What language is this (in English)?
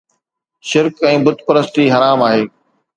Sindhi